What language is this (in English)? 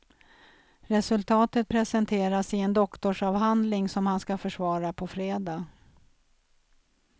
Swedish